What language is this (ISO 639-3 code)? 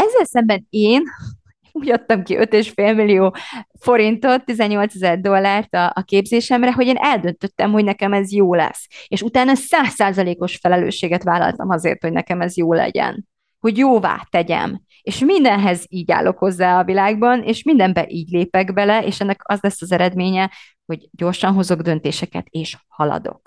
hun